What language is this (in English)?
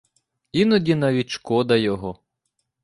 Ukrainian